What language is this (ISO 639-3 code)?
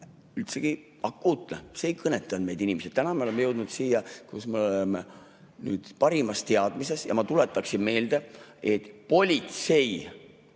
est